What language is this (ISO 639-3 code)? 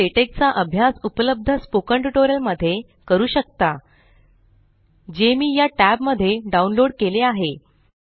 mar